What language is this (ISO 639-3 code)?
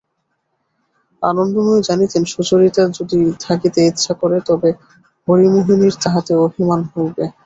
ben